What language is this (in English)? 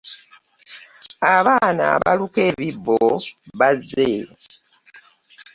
Ganda